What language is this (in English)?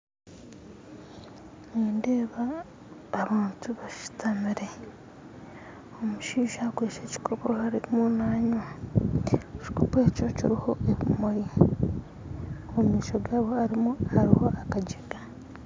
Nyankole